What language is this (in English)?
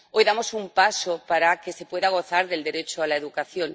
Spanish